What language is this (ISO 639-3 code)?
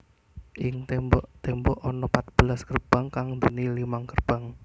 jav